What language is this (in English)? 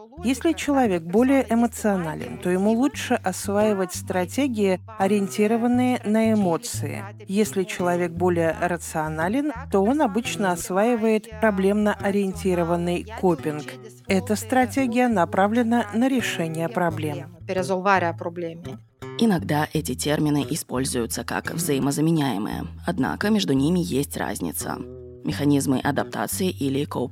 Russian